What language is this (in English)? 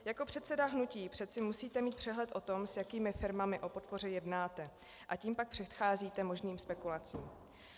Czech